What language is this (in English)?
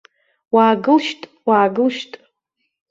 Abkhazian